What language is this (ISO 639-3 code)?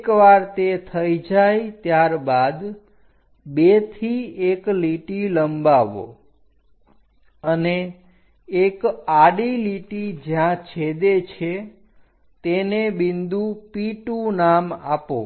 guj